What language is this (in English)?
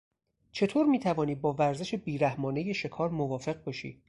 Persian